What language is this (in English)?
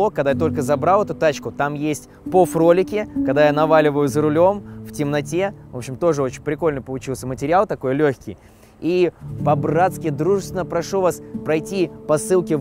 Russian